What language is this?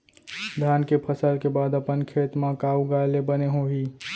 Chhattisgarhi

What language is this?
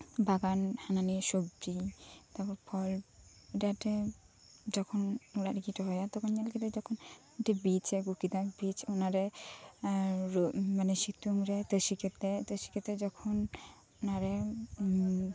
Santali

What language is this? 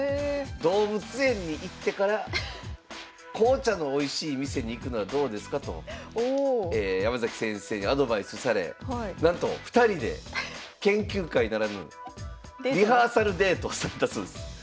Japanese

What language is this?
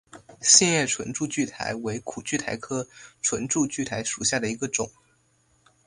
Chinese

